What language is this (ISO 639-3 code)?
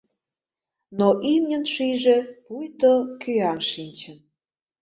chm